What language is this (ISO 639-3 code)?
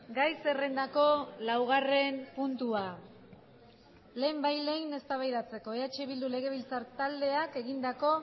eus